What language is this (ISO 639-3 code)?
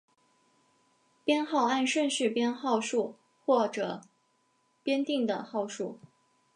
zho